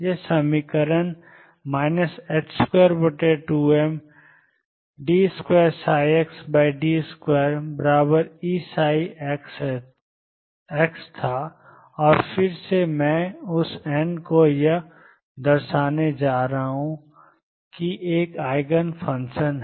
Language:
Hindi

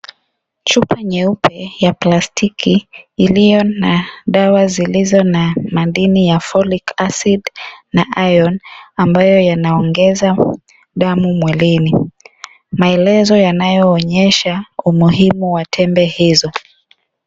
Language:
Swahili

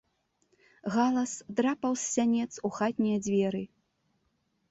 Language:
Belarusian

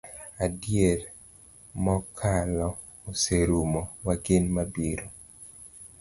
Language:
Luo (Kenya and Tanzania)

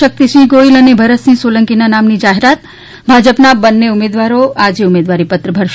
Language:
Gujarati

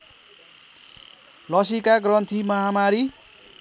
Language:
Nepali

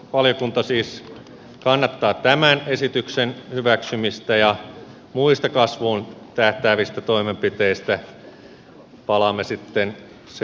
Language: Finnish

